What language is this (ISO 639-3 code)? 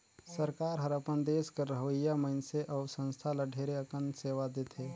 hne